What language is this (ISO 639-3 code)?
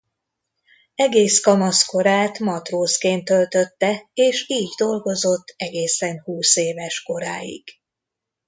hun